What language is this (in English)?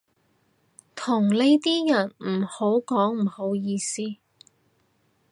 Cantonese